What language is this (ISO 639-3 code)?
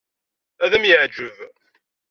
kab